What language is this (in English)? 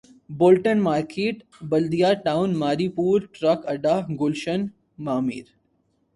Urdu